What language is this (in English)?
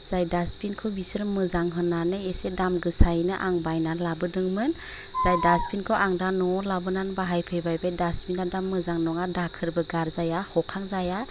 Bodo